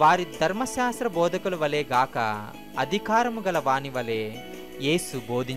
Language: Hindi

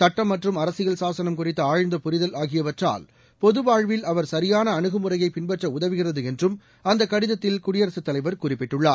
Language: Tamil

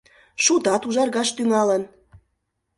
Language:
Mari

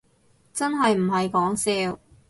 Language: Cantonese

